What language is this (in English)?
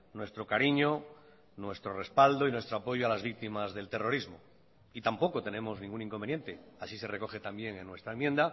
Spanish